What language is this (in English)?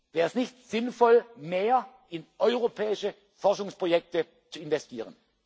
German